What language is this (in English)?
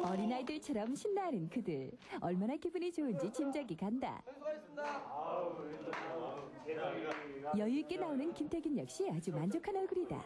Korean